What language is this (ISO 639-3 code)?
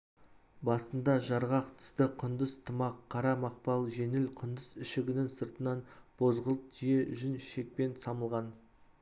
kaz